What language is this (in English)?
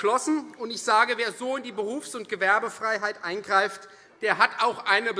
German